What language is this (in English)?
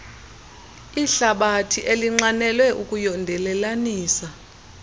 Xhosa